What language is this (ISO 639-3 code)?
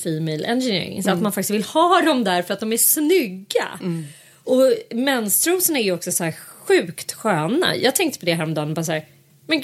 swe